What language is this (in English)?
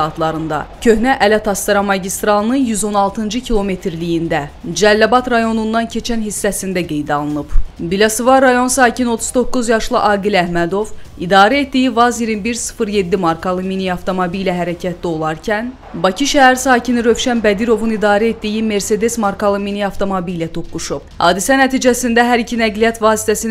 Turkish